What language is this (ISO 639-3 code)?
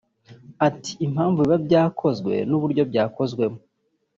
kin